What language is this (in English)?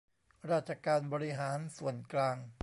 Thai